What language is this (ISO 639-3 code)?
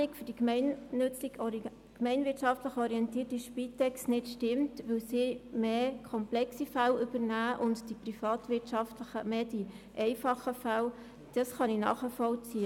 gsw